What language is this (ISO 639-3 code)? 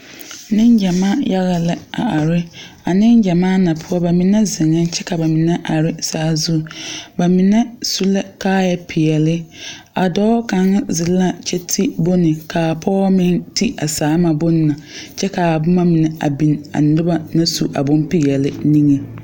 dga